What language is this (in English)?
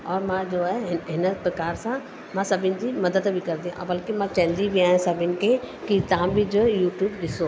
Sindhi